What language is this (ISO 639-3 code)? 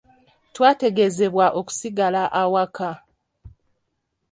lug